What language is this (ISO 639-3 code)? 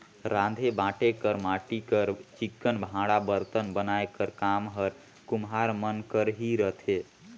hne